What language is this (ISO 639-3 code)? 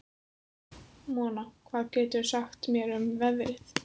isl